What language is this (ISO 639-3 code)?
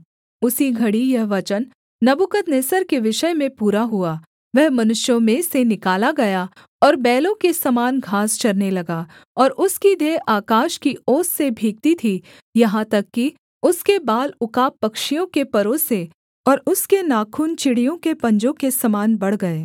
hin